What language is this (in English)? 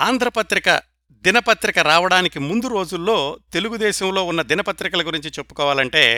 Telugu